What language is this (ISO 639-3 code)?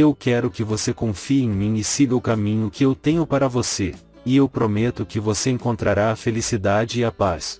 por